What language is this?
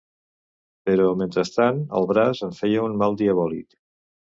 Catalan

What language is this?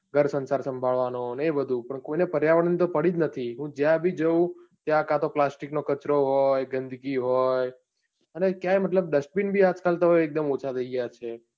Gujarati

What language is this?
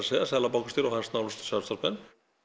Icelandic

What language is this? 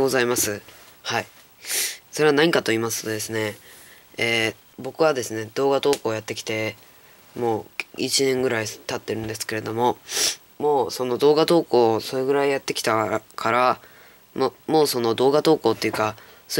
Japanese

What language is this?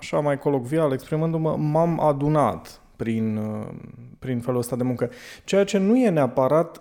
Romanian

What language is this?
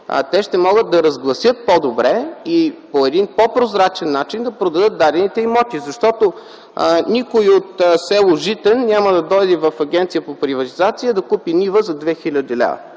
Bulgarian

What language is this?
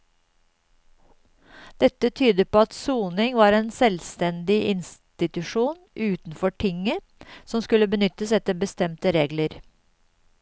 Norwegian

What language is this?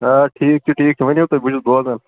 Kashmiri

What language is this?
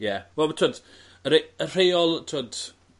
Welsh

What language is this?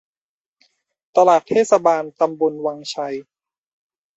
Thai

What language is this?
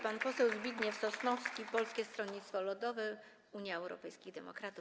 Polish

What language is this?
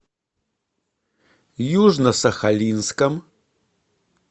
Russian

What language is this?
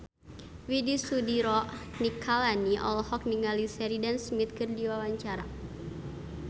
Sundanese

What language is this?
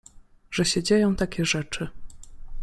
Polish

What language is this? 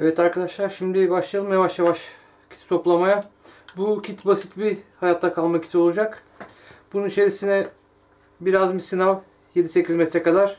Turkish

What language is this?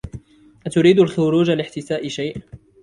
Arabic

